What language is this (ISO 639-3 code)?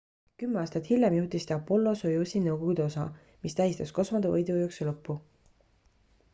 est